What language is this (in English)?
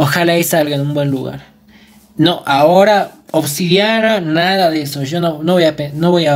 Spanish